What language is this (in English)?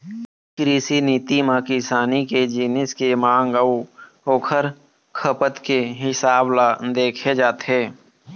Chhattisgarhi